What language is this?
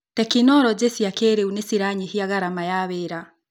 Kikuyu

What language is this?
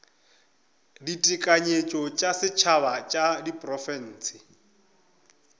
Northern Sotho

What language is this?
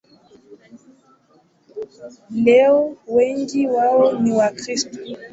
Swahili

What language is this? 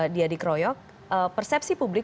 Indonesian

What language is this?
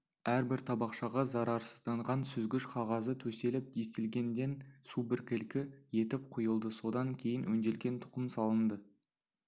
Kazakh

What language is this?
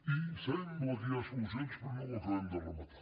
Catalan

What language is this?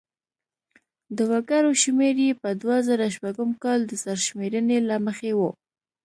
Pashto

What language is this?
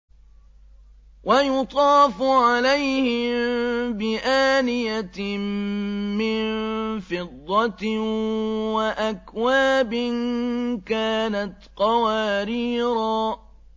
Arabic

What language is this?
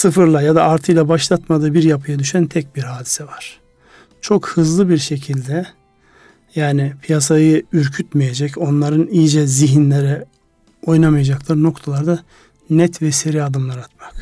Turkish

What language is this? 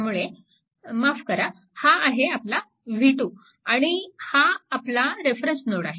Marathi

